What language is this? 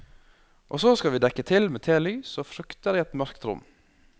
Norwegian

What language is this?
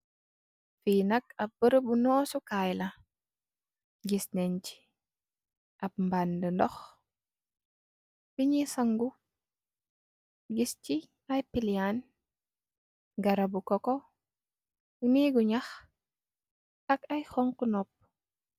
Wolof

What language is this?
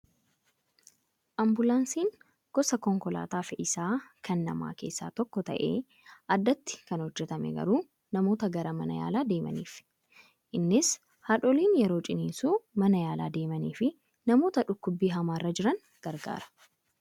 Oromo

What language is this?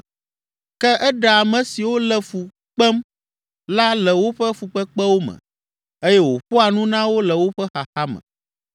Ewe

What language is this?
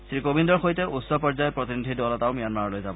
Assamese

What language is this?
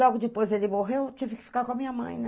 Portuguese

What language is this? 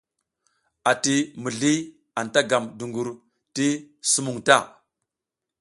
South Giziga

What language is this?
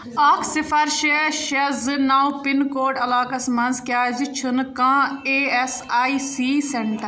Kashmiri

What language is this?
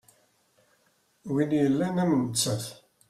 Kabyle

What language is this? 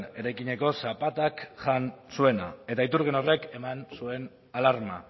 Basque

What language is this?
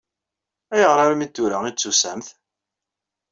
Kabyle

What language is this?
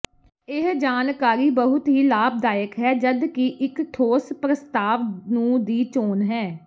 Punjabi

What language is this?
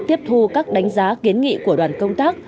Vietnamese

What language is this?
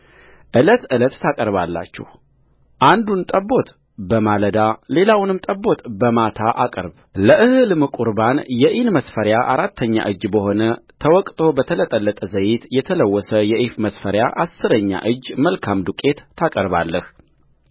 Amharic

